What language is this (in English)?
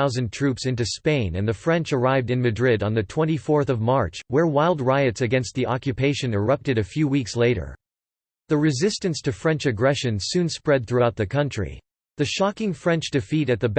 English